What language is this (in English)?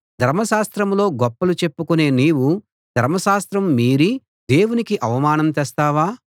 Telugu